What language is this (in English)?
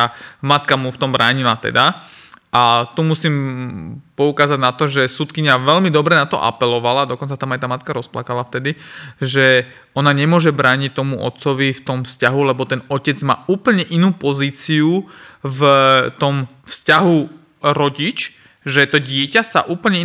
Slovak